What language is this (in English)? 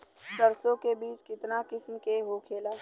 Bhojpuri